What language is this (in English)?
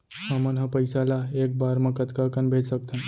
Chhattisgarhi